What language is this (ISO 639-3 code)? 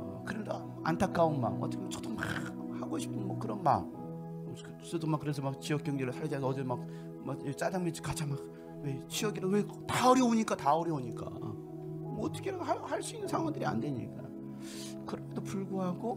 kor